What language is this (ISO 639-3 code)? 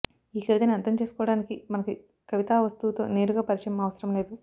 tel